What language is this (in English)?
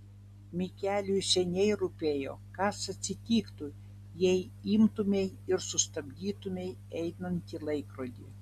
Lithuanian